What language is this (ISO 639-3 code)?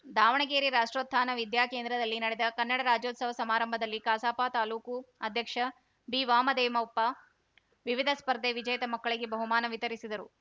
kan